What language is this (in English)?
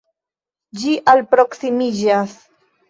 Esperanto